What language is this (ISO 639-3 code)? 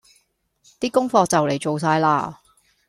yue